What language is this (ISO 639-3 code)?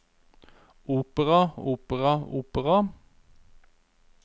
nor